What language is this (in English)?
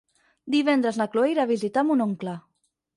Catalan